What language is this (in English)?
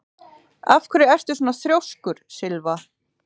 Icelandic